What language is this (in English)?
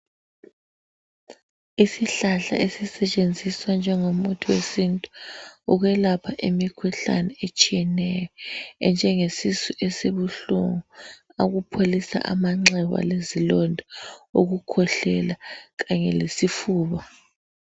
North Ndebele